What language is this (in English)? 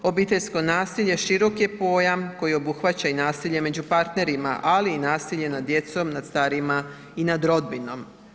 Croatian